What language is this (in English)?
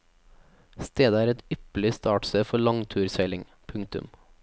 Norwegian